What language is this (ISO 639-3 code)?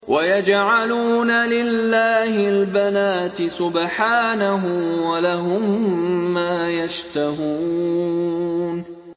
ara